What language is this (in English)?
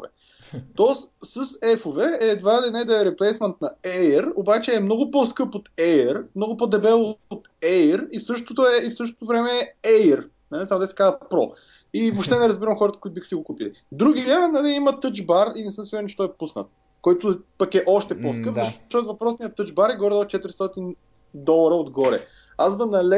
Bulgarian